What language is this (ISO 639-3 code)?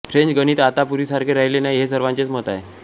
mar